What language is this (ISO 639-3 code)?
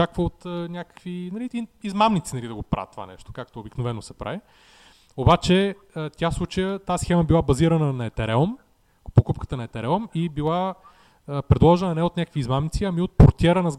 bul